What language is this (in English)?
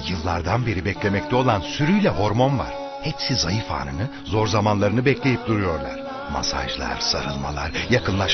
Turkish